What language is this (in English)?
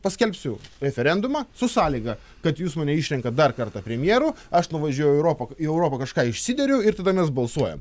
Lithuanian